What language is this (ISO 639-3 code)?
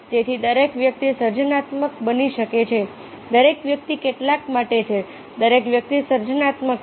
guj